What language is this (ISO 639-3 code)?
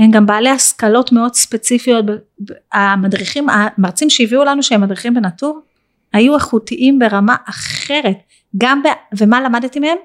heb